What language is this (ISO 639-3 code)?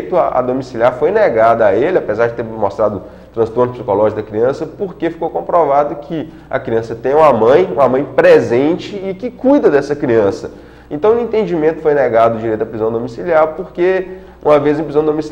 por